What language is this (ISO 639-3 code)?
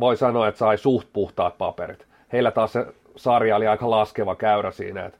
fin